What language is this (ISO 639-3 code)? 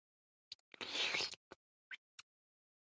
pus